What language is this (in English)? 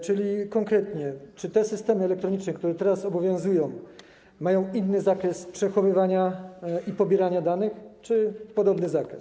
Polish